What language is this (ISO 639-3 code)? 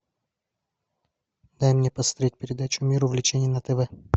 rus